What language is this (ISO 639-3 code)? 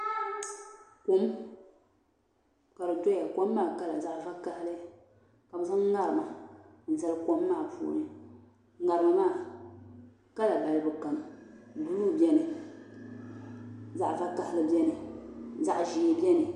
dag